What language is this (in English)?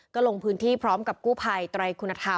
Thai